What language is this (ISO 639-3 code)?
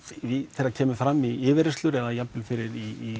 isl